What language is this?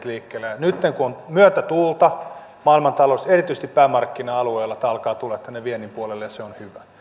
Finnish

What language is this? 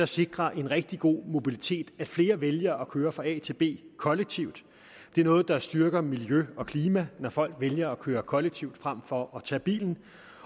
Danish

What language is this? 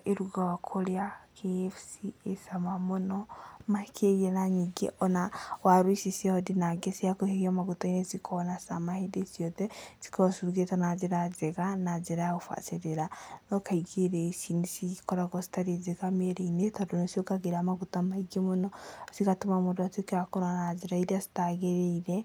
Kikuyu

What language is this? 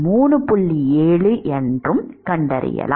Tamil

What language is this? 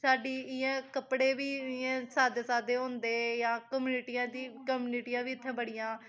Dogri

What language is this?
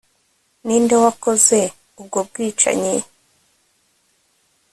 Kinyarwanda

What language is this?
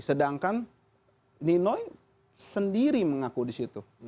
Indonesian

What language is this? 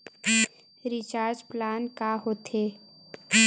Chhattisgarhi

